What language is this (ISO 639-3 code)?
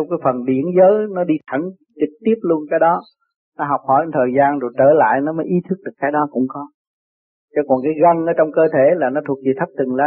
vie